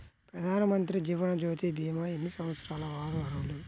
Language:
Telugu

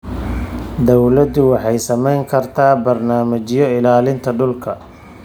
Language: Somali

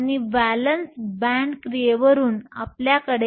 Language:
Marathi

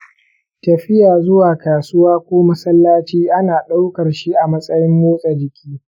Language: Hausa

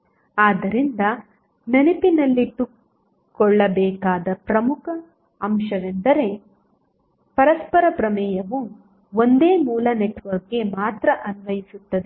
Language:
Kannada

